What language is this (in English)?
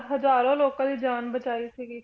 Punjabi